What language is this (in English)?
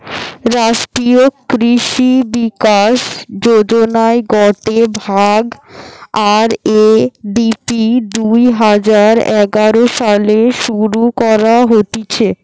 Bangla